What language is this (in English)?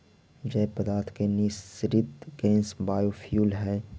Magahi